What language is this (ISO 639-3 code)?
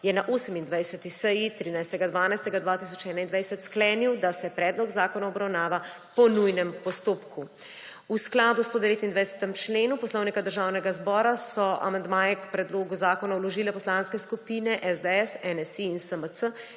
slv